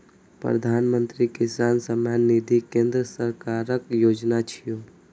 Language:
Maithili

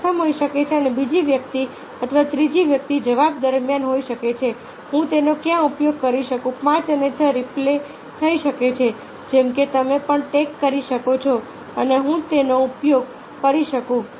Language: Gujarati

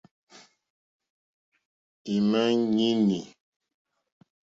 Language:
Mokpwe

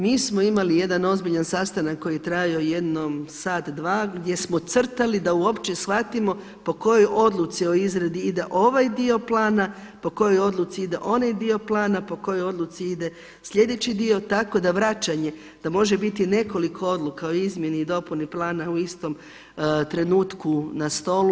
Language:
Croatian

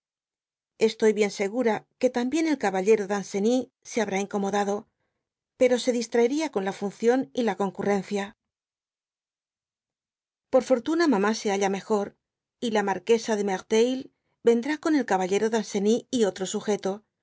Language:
Spanish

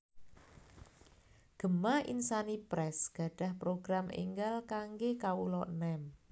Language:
Javanese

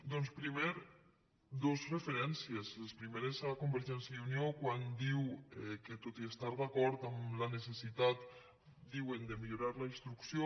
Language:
Catalan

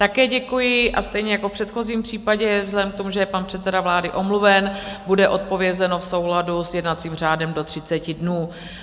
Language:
Czech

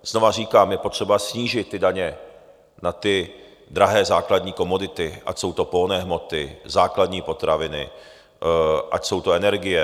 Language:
Czech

